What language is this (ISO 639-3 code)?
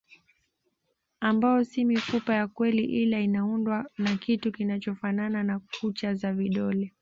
swa